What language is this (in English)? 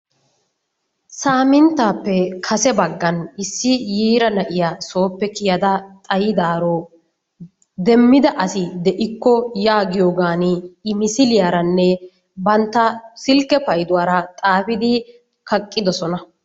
Wolaytta